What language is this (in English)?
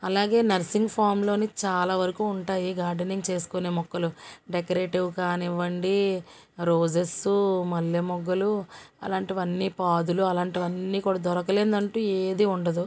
Telugu